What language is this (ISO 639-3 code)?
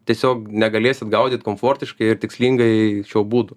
lit